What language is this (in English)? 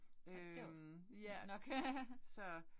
Danish